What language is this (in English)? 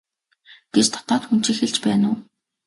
Mongolian